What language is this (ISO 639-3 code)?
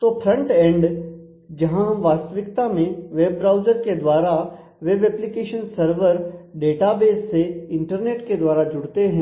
hin